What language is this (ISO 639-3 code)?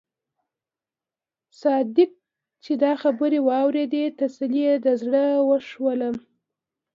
pus